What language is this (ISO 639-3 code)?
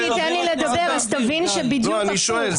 heb